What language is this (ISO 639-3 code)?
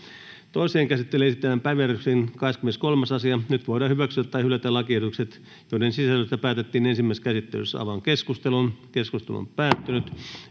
fin